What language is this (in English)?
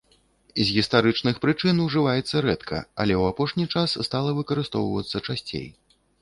Belarusian